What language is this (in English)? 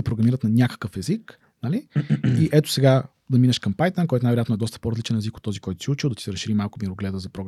Bulgarian